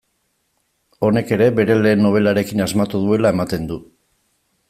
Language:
Basque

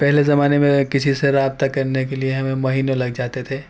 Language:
Urdu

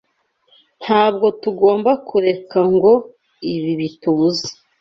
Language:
Kinyarwanda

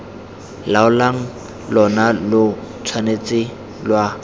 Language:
Tswana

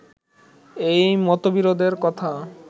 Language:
Bangla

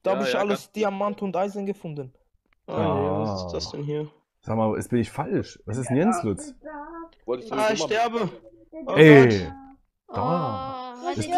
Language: German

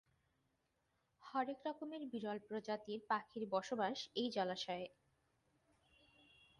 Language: Bangla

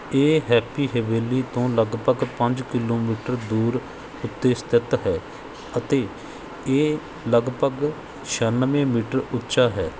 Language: Punjabi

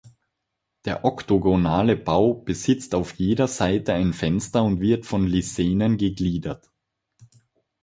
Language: German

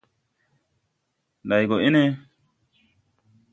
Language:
Tupuri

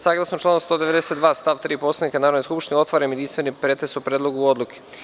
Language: Serbian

